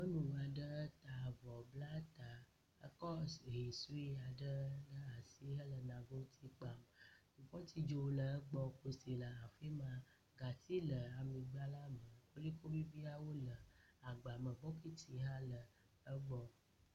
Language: Ewe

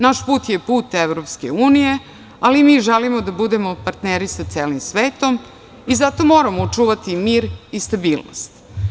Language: Serbian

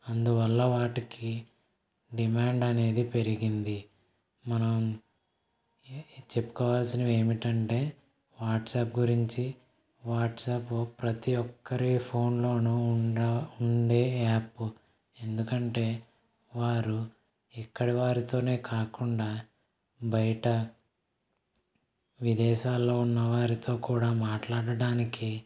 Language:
Telugu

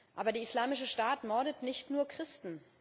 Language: German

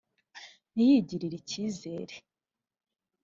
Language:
Kinyarwanda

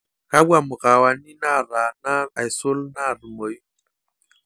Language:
Masai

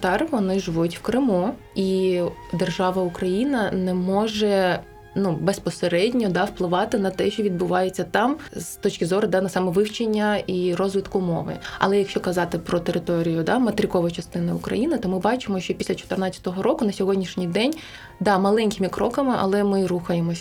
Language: Ukrainian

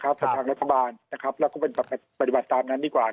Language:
Thai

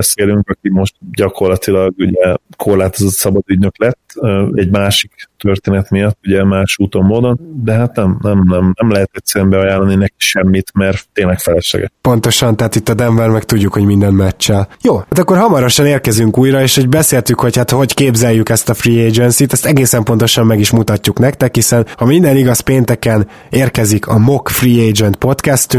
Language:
Hungarian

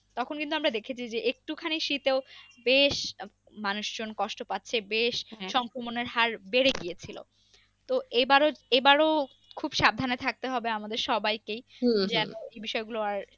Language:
Bangla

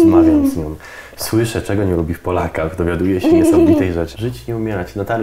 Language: Polish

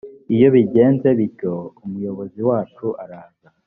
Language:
Kinyarwanda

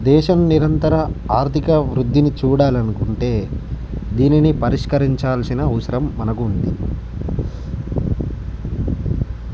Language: Telugu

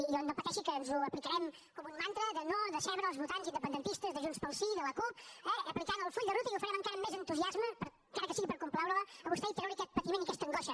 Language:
Catalan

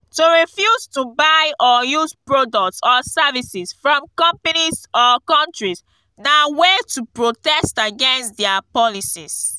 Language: Nigerian Pidgin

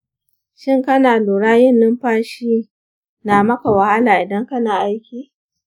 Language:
Hausa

